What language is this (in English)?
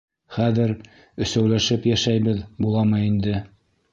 Bashkir